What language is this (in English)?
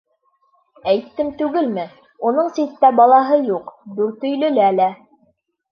Bashkir